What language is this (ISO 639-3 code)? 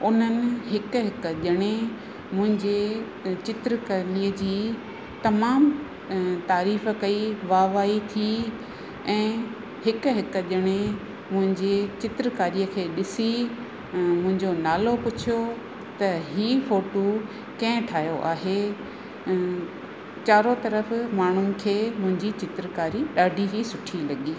snd